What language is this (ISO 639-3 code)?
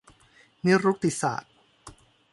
tha